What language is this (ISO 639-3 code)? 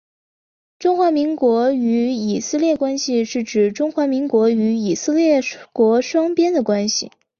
zho